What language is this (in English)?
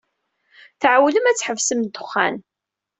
Kabyle